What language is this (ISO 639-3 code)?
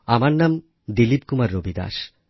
ben